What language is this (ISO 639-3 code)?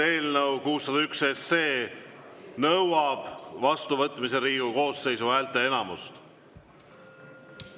est